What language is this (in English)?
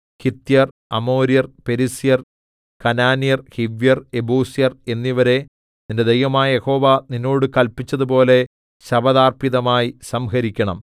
Malayalam